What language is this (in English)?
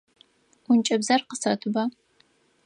Adyghe